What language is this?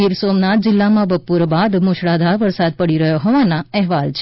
Gujarati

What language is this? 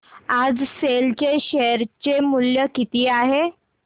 Marathi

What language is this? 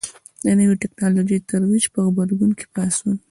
Pashto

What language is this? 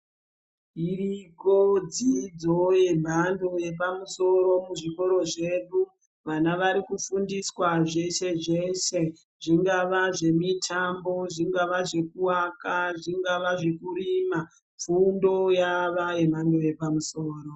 Ndau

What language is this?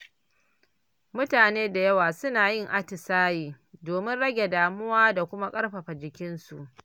Hausa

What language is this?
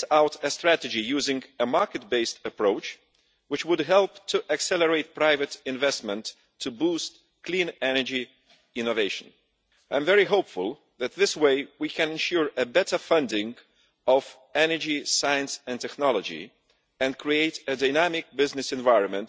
English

